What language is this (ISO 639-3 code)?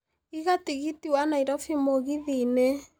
kik